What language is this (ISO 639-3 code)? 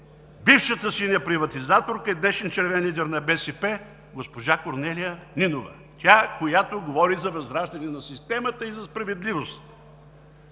bul